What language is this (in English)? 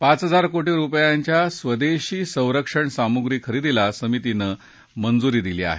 Marathi